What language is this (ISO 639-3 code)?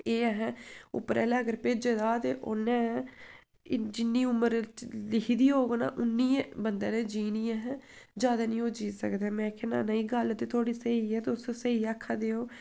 doi